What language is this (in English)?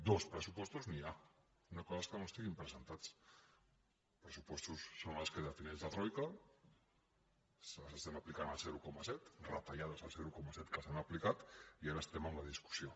Catalan